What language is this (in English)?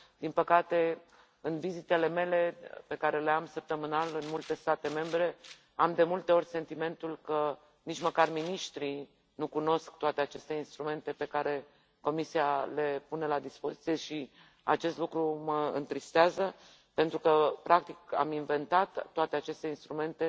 Romanian